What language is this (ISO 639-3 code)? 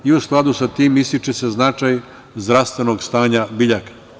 srp